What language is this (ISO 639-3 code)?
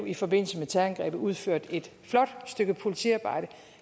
dan